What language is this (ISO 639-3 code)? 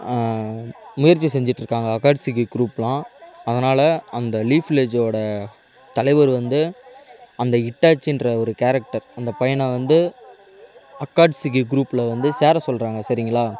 tam